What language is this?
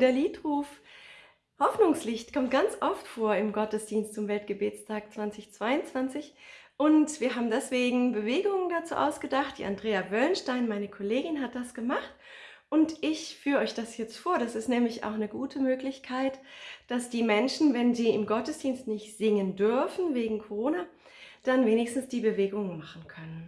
German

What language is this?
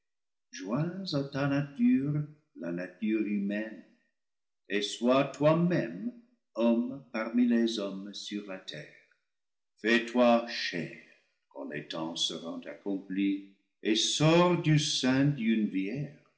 French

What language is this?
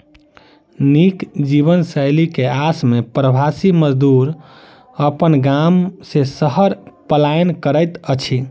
Maithili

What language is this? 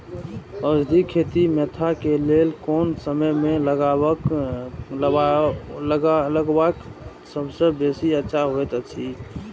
Maithili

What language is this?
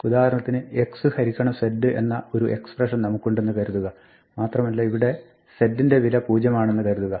Malayalam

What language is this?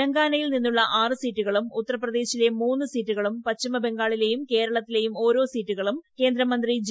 Malayalam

